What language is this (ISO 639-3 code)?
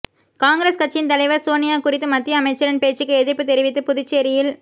tam